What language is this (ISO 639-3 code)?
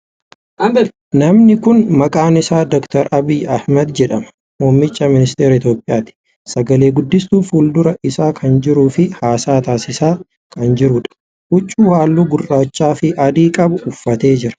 orm